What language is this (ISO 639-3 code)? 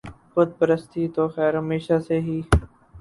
urd